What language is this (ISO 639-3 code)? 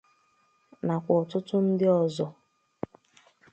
ibo